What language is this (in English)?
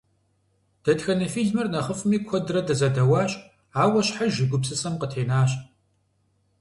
Kabardian